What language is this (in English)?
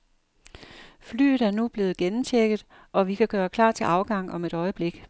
Danish